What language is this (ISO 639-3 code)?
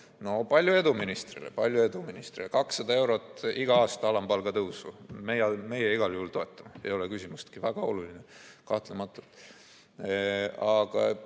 est